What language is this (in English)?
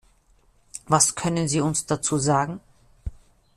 German